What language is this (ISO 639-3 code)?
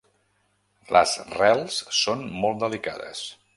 cat